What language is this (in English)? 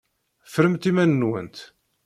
Kabyle